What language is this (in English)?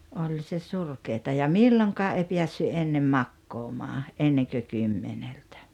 Finnish